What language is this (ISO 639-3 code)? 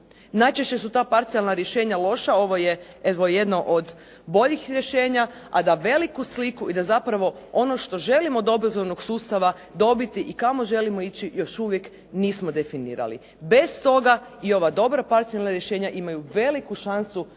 hrv